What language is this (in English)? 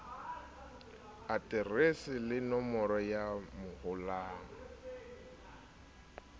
Southern Sotho